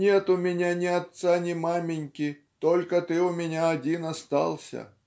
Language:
Russian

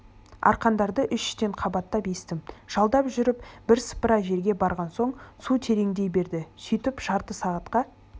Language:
Kazakh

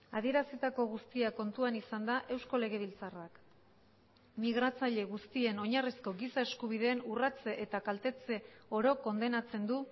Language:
Basque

